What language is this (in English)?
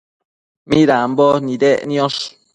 Matsés